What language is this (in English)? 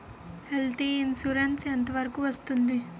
Telugu